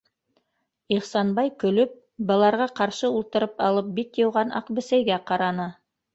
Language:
Bashkir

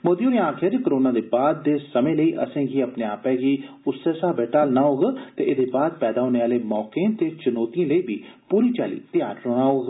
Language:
Dogri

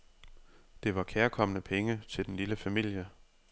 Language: Danish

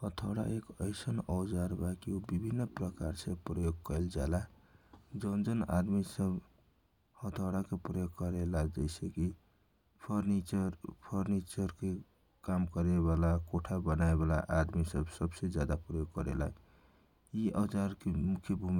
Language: Kochila Tharu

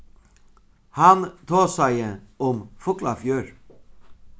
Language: Faroese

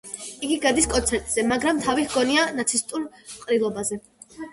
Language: Georgian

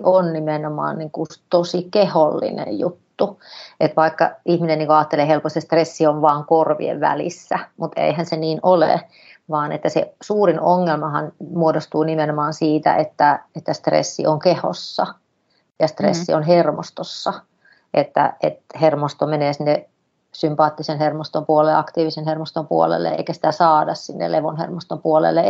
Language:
Finnish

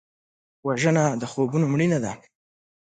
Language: Pashto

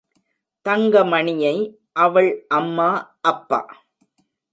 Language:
Tamil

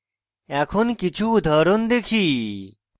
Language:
Bangla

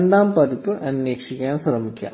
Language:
Malayalam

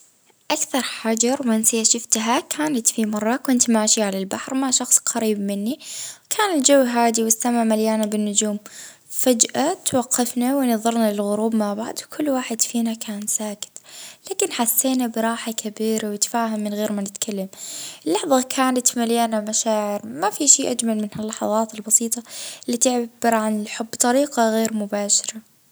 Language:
Libyan Arabic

